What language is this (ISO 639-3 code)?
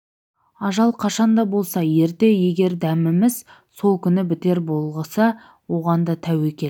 kaz